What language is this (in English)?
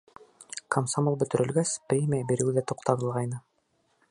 Bashkir